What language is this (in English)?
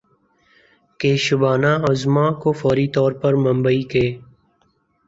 Urdu